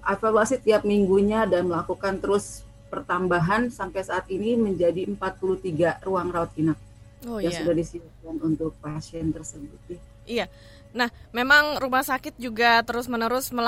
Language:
Indonesian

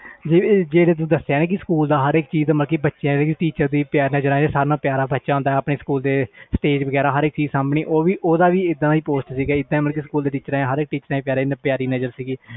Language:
Punjabi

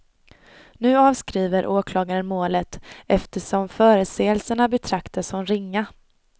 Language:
Swedish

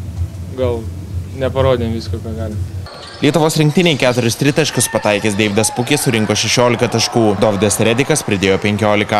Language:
Lithuanian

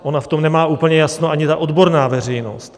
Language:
Czech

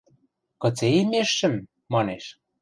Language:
Western Mari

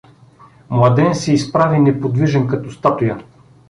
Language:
Bulgarian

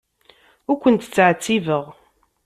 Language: Kabyle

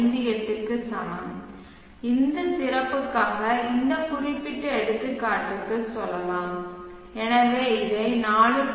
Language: Tamil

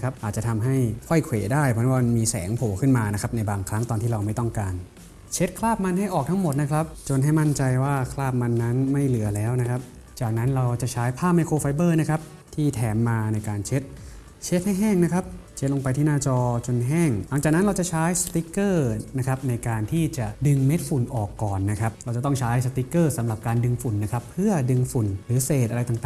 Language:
Thai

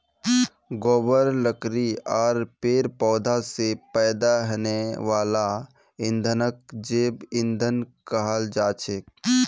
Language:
Magahi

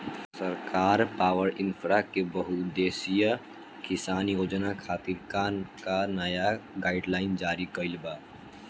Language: Bhojpuri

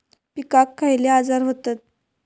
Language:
Marathi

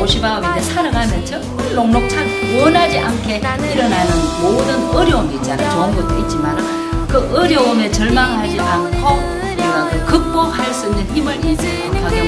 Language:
Korean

